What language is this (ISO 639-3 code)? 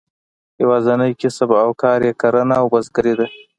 pus